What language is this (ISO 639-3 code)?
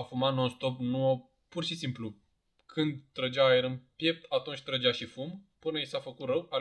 ron